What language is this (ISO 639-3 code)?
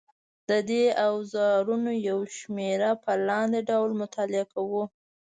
pus